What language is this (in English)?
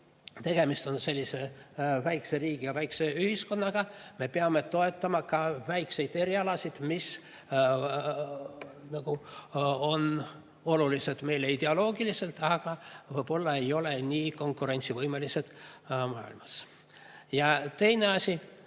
Estonian